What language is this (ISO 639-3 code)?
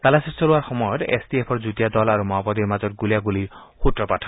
asm